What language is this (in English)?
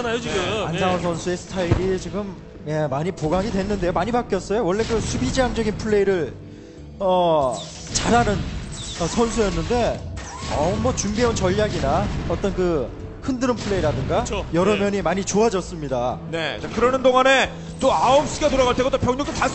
Korean